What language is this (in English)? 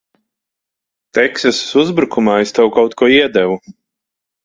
Latvian